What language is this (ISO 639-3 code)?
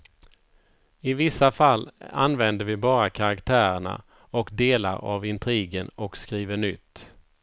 swe